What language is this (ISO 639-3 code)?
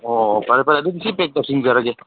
mni